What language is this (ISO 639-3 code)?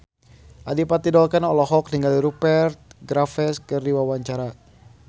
sun